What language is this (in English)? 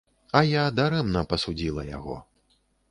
Belarusian